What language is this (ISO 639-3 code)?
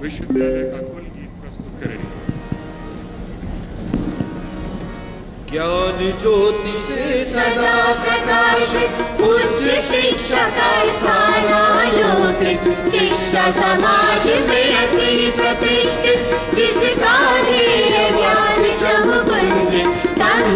ron